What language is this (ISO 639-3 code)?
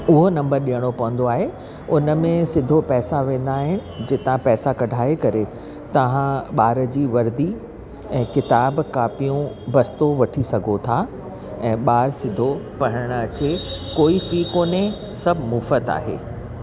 snd